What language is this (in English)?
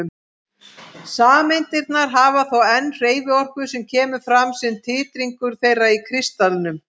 Icelandic